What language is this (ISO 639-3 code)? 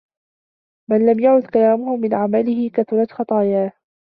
ara